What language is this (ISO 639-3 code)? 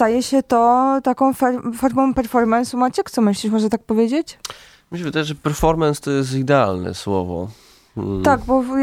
pol